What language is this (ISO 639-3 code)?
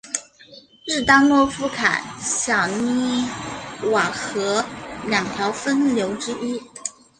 zho